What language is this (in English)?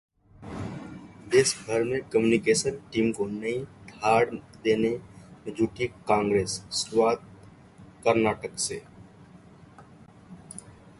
Hindi